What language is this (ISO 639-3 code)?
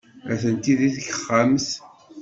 kab